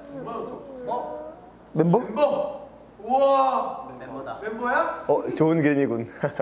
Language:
Korean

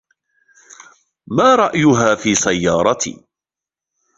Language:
Arabic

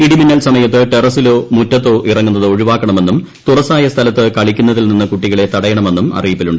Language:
Malayalam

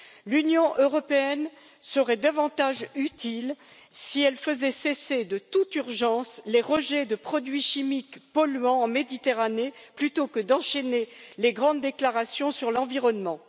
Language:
French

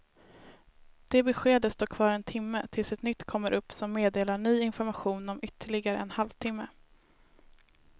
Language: Swedish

